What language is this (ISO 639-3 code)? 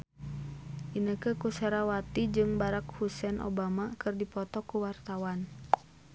sun